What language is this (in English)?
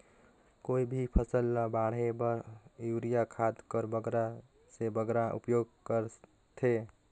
Chhattisgarhi